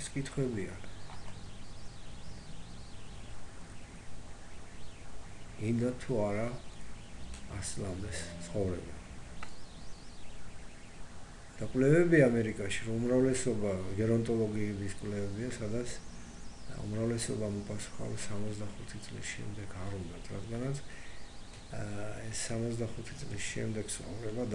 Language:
Greek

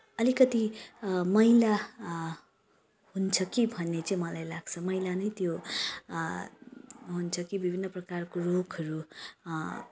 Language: Nepali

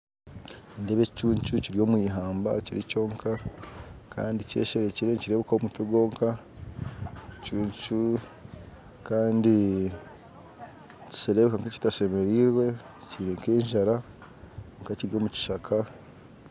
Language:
Nyankole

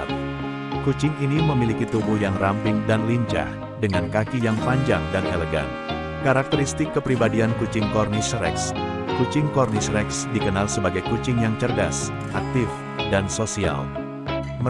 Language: Indonesian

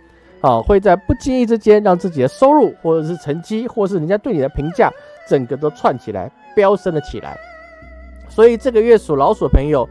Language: Chinese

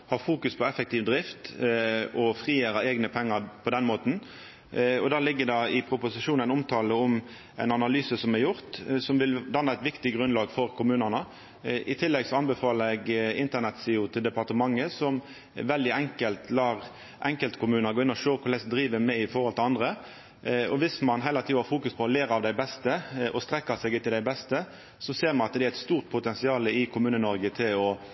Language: Norwegian Nynorsk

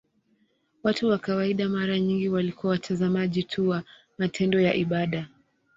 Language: Swahili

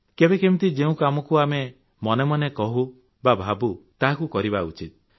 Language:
Odia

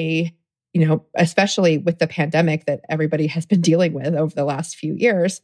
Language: English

